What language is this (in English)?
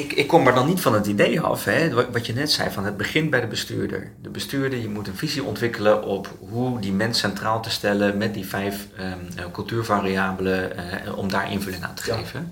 Dutch